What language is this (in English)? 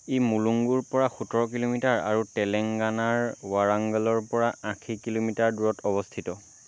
Assamese